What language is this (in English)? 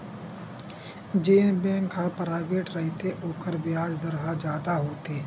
Chhattisgarhi